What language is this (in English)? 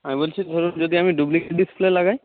Bangla